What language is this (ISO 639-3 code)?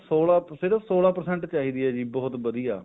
pan